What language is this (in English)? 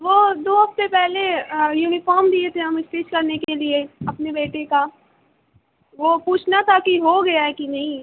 Urdu